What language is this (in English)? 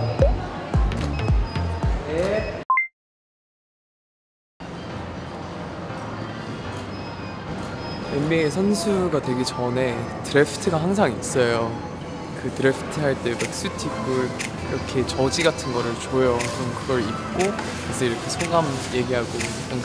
Korean